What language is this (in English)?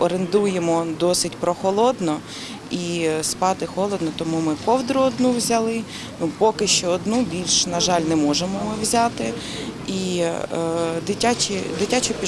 Ukrainian